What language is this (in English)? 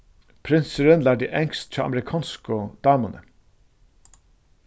Faroese